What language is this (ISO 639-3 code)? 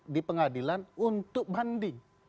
ind